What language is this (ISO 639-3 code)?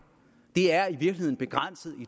dan